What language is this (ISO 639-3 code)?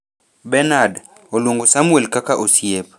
luo